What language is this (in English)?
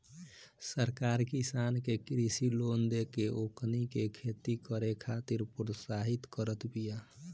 Bhojpuri